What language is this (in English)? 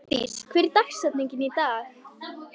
Icelandic